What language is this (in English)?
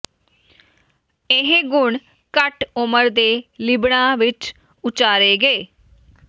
Punjabi